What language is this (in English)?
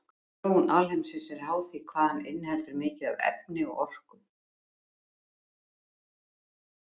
Icelandic